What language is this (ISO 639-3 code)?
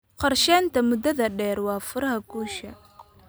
som